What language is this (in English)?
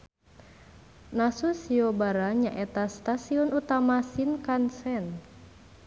Sundanese